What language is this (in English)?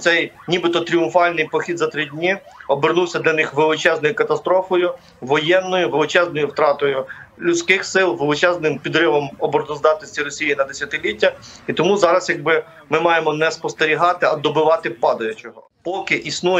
Ukrainian